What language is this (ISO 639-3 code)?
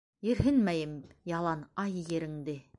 bak